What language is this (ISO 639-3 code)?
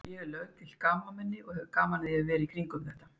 isl